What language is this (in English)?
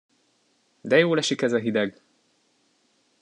Hungarian